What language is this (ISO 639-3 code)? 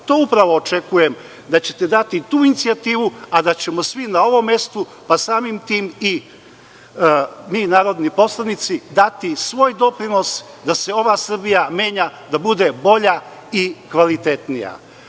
srp